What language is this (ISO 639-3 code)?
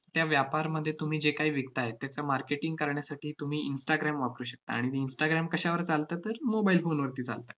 mar